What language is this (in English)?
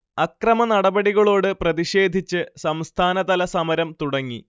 Malayalam